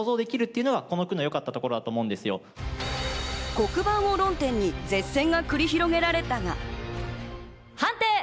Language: Japanese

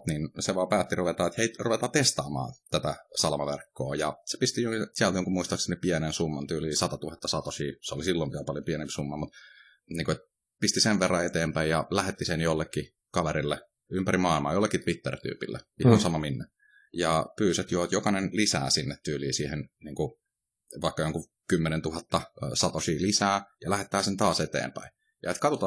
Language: Finnish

